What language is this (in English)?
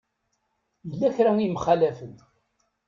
Kabyle